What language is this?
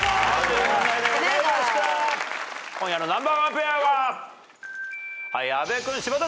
Japanese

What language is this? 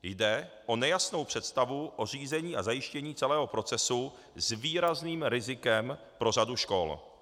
Czech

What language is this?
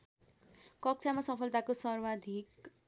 Nepali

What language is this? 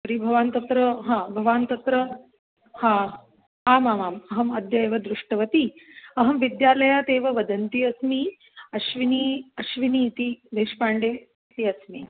Sanskrit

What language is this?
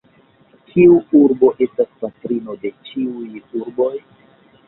Esperanto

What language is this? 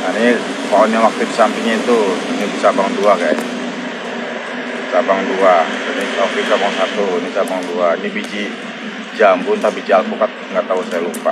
Indonesian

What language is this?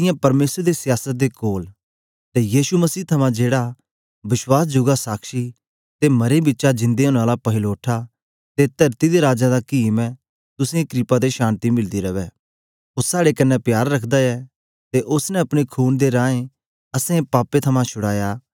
Dogri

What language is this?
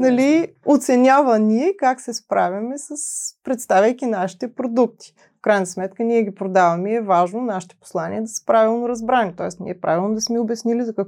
Bulgarian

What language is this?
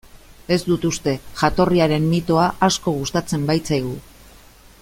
Basque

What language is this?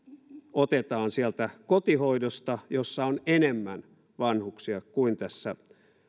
Finnish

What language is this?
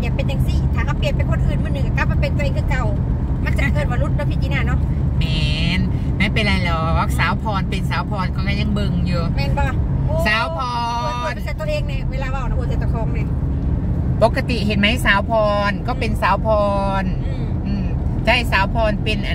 Thai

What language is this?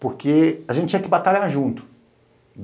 Portuguese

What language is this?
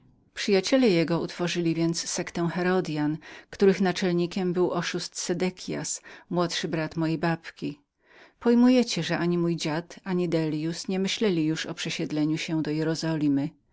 Polish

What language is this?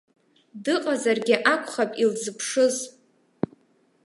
Abkhazian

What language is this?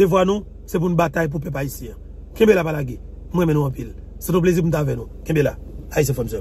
French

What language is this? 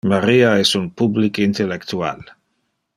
Interlingua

